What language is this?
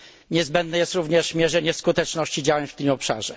Polish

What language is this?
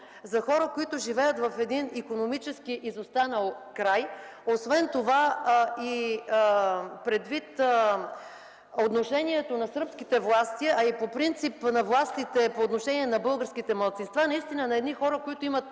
Bulgarian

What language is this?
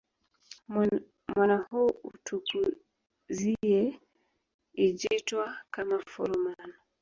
Swahili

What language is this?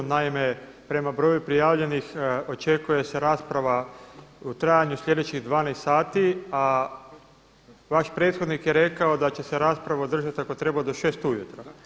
Croatian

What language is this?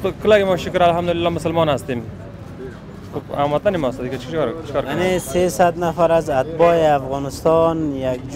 Persian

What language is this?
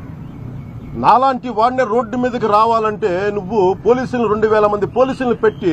English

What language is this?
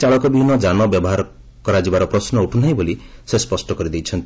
Odia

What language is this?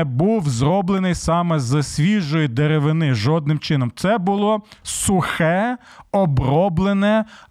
Ukrainian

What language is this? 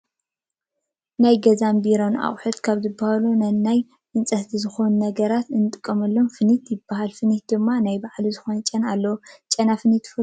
Tigrinya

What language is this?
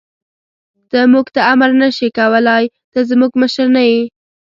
Pashto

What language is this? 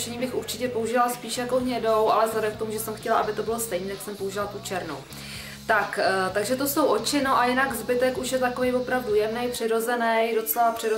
Czech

